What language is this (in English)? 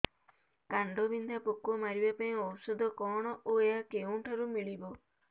Odia